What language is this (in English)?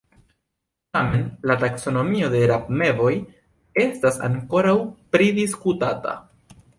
Esperanto